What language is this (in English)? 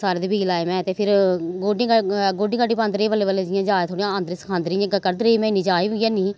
Dogri